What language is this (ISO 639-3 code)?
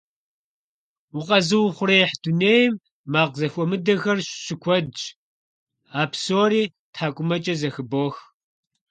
kbd